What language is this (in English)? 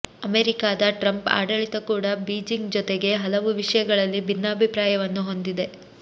Kannada